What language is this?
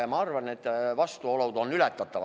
Estonian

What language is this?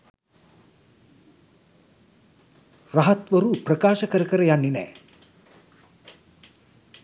Sinhala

